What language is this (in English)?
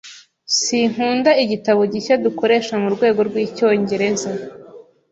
Kinyarwanda